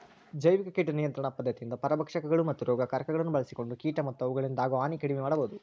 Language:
Kannada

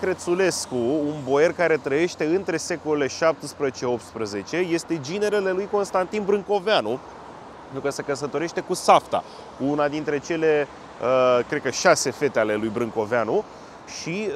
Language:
Romanian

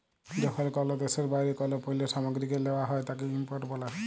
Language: Bangla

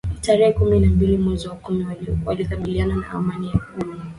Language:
Swahili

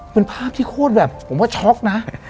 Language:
Thai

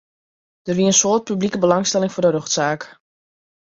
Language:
Western Frisian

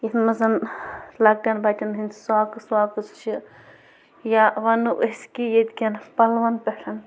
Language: Kashmiri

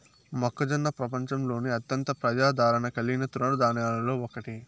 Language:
Telugu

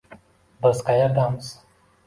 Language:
Uzbek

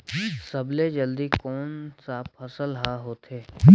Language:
Chhattisgarhi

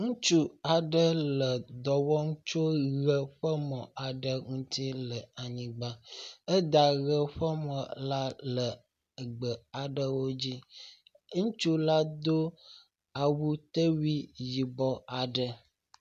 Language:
Ewe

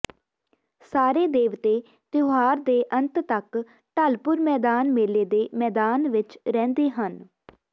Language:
Punjabi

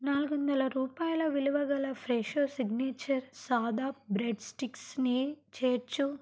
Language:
Telugu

